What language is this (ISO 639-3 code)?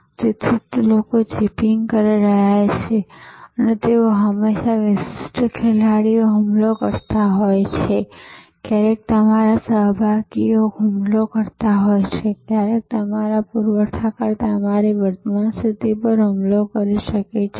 guj